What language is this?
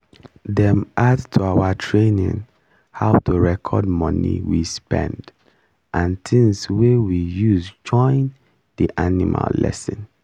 Nigerian Pidgin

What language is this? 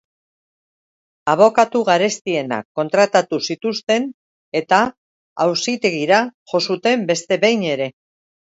Basque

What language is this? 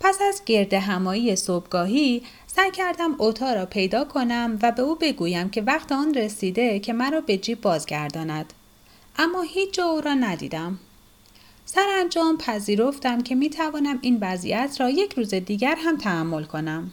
Persian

